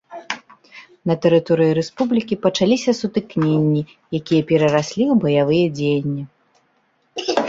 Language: Belarusian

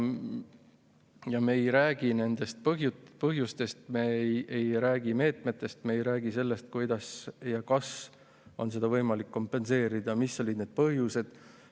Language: Estonian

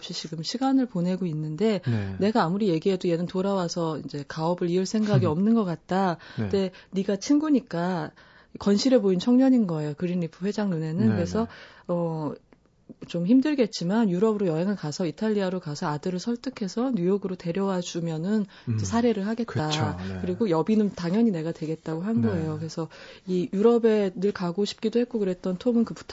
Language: Korean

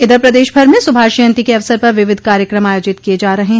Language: Hindi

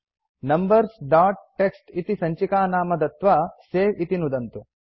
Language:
Sanskrit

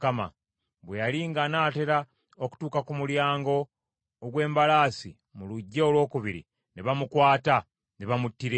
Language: Ganda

